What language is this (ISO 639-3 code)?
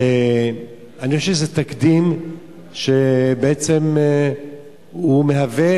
heb